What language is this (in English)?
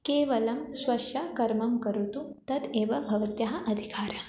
Sanskrit